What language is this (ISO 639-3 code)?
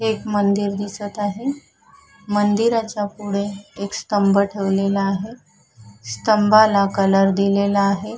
mar